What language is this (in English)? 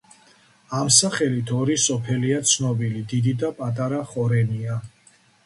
Georgian